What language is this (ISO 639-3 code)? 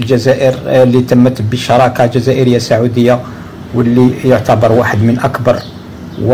ara